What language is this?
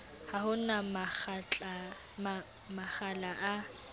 Southern Sotho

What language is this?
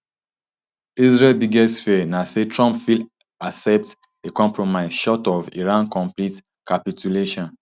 Nigerian Pidgin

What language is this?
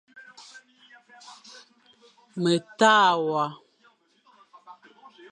Fang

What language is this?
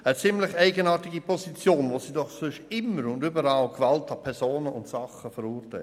Swiss German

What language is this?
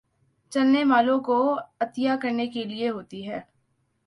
Urdu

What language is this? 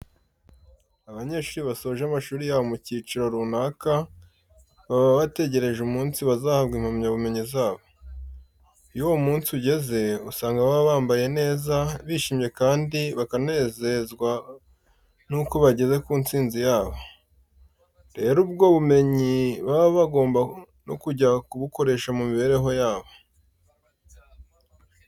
Kinyarwanda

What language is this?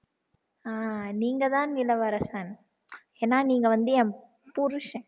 Tamil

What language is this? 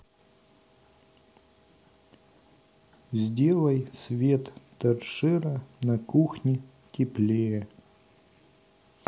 Russian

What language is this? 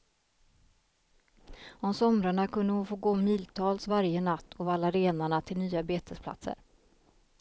Swedish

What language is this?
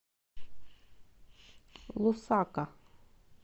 Russian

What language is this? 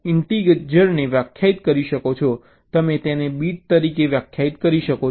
Gujarati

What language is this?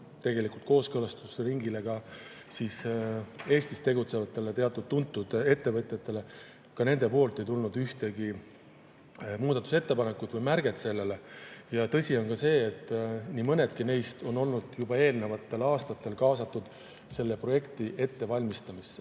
Estonian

